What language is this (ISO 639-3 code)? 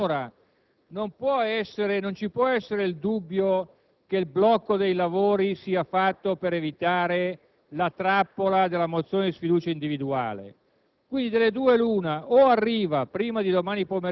ita